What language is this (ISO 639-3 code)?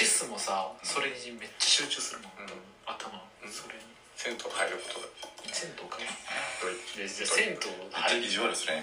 jpn